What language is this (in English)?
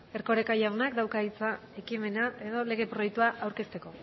Basque